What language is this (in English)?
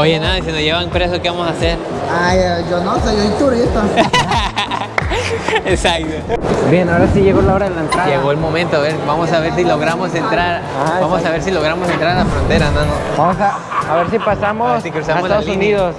Spanish